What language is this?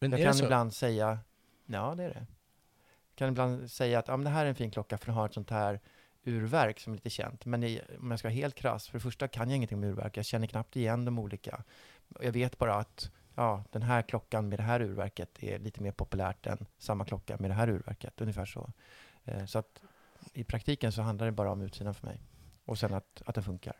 Swedish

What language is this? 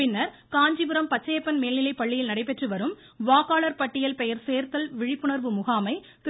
Tamil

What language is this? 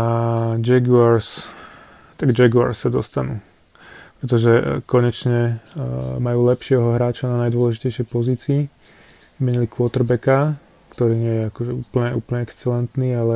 Slovak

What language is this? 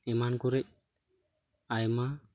Santali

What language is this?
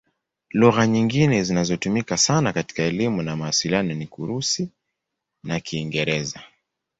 Swahili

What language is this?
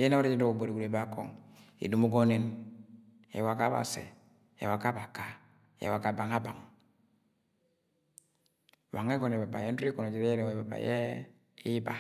Agwagwune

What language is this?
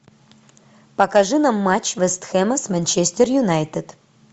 Russian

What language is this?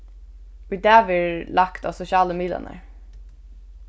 Faroese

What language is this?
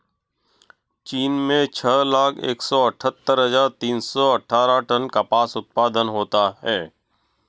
Hindi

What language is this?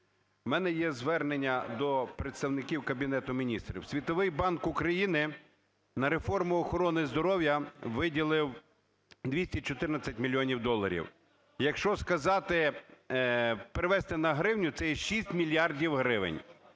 Ukrainian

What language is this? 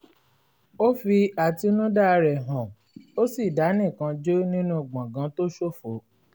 Yoruba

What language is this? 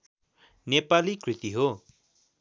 Nepali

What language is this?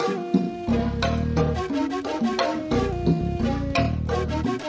Indonesian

